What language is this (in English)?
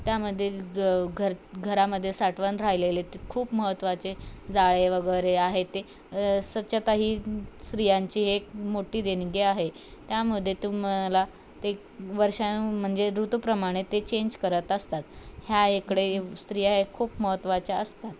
Marathi